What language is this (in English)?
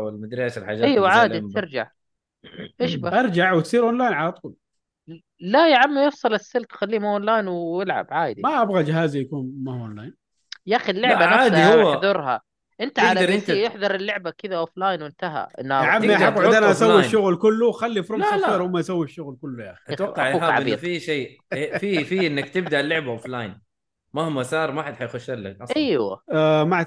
Arabic